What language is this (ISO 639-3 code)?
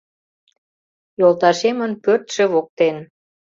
chm